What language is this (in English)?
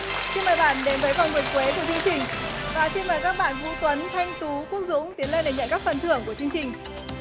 Vietnamese